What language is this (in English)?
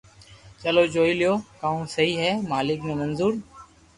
Loarki